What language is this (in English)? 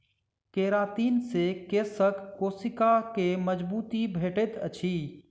Maithili